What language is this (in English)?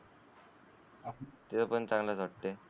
Marathi